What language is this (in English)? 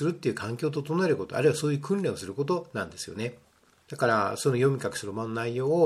Japanese